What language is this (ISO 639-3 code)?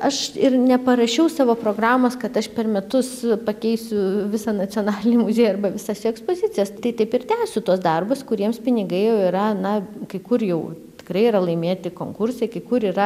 lit